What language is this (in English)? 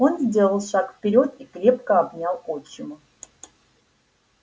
Russian